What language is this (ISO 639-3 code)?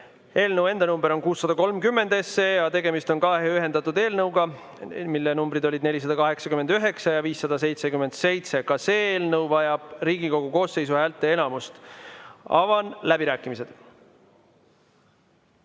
est